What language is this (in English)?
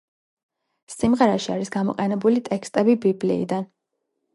Georgian